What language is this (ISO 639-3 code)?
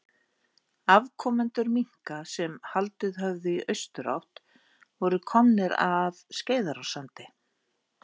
isl